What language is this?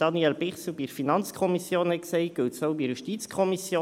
Swiss German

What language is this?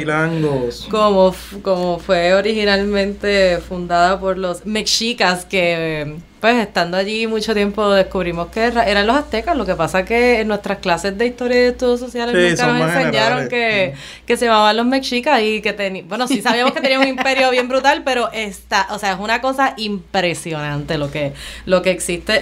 Spanish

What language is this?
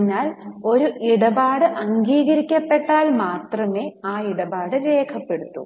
Malayalam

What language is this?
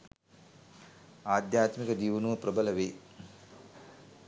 Sinhala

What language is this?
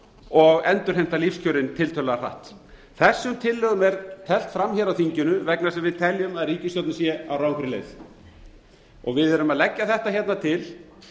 Icelandic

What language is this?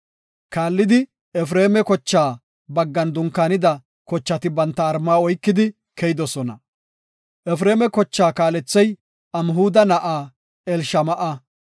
Gofa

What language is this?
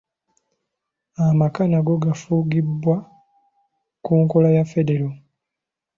Ganda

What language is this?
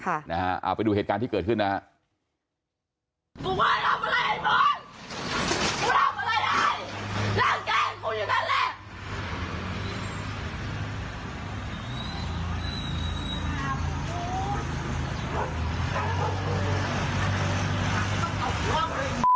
Thai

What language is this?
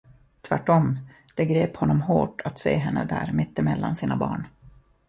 Swedish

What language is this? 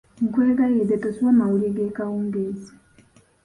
Ganda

